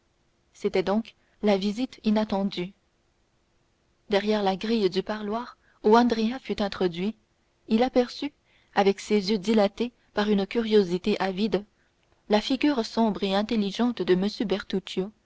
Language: French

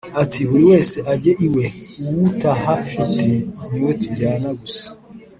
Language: Kinyarwanda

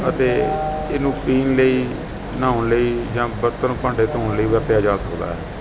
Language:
Punjabi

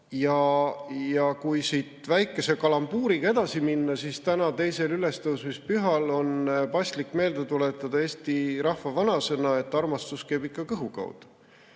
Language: Estonian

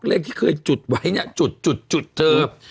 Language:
Thai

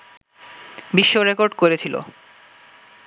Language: Bangla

